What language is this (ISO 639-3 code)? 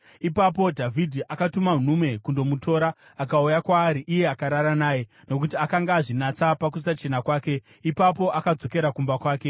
sna